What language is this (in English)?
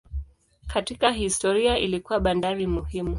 Swahili